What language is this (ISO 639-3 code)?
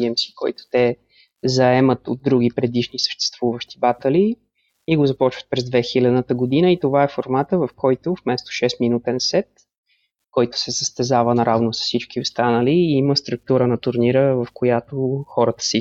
bul